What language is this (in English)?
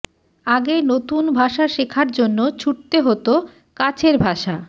Bangla